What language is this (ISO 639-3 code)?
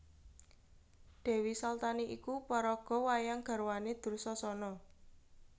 jav